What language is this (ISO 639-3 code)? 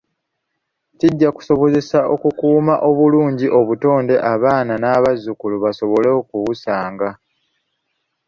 lug